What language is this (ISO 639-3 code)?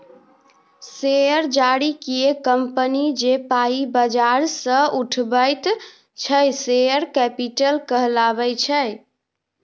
mai